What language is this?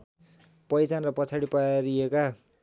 Nepali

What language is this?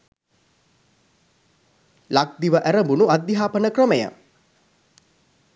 Sinhala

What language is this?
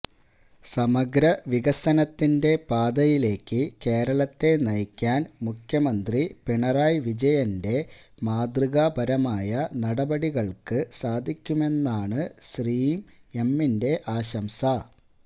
Malayalam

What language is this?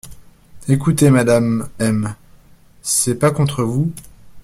French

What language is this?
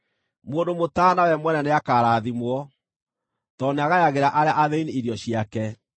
Kikuyu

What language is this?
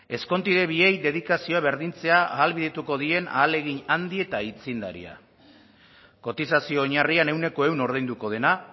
Basque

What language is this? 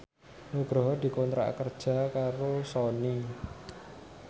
Javanese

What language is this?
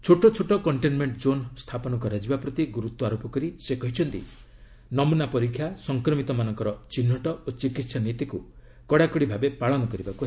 Odia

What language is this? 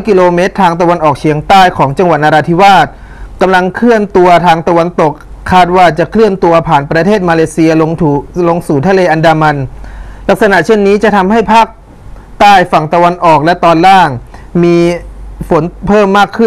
Thai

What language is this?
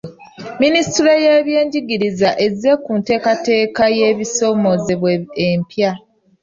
Ganda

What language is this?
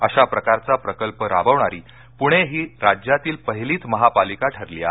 Marathi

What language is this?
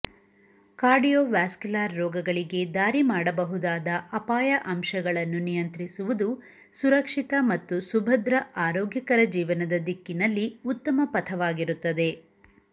Kannada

